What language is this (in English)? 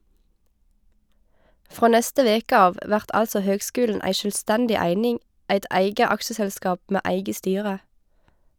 Norwegian